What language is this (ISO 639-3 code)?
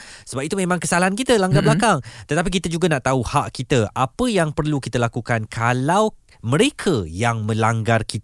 msa